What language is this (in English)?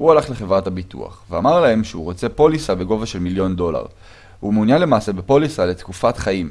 Hebrew